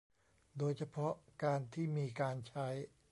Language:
Thai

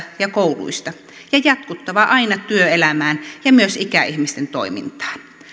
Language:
Finnish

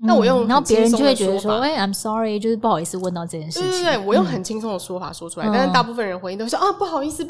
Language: Chinese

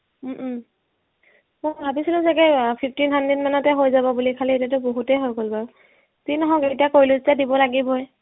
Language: Assamese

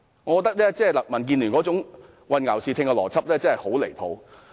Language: Cantonese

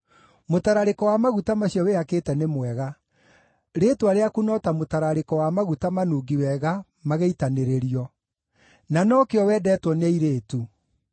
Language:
Kikuyu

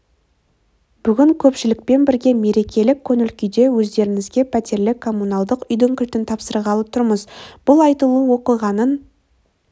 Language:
Kazakh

